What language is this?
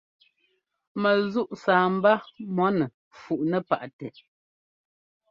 Ngomba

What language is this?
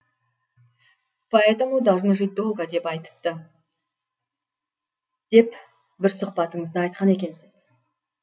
Kazakh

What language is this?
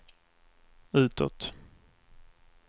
Swedish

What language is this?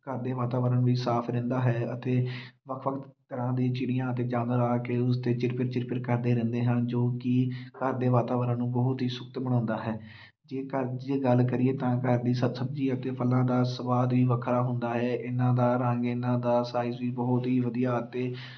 Punjabi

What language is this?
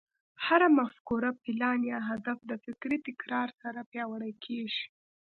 Pashto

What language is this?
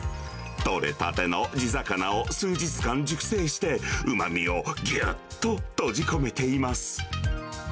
Japanese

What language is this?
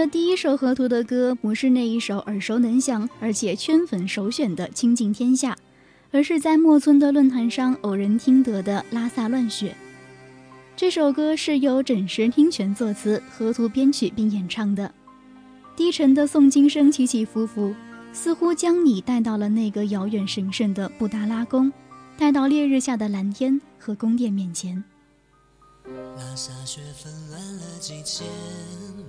Chinese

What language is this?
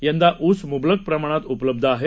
Marathi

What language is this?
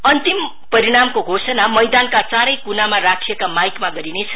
Nepali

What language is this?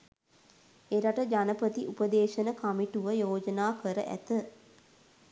Sinhala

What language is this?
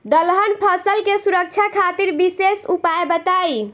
Bhojpuri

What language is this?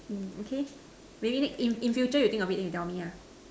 English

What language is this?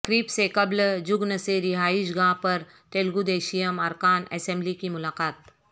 Urdu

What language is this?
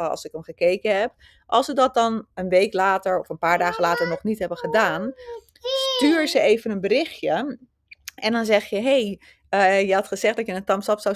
Dutch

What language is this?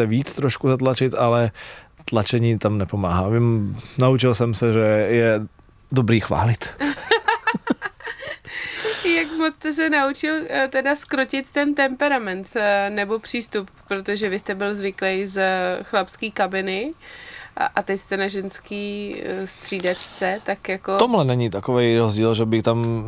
Czech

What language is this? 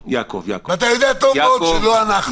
Hebrew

